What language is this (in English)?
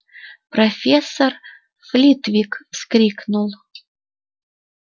Russian